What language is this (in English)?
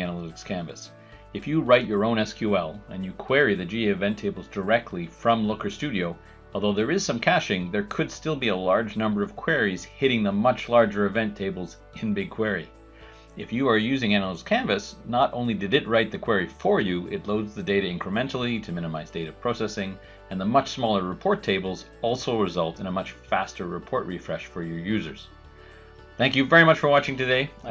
English